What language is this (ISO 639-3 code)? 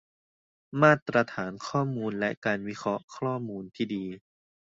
tha